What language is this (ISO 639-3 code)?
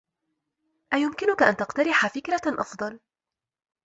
ara